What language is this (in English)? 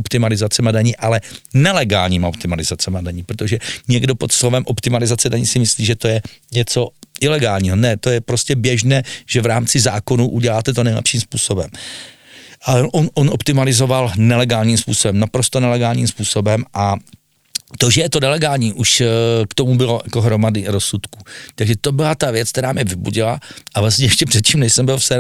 Czech